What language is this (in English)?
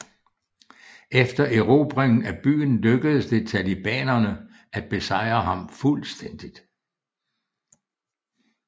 Danish